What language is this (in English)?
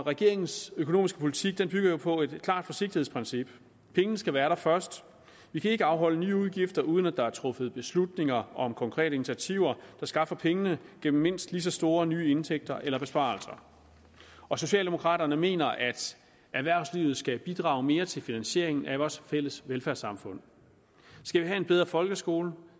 Danish